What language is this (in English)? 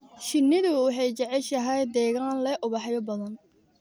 Somali